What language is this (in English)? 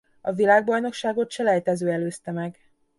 Hungarian